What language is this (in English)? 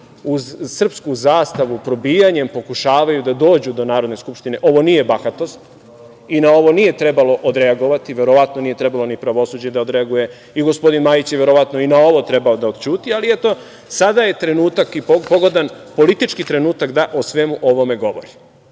Serbian